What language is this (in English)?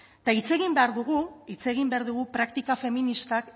Basque